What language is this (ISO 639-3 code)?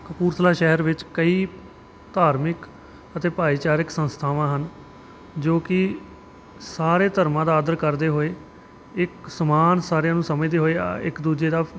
pan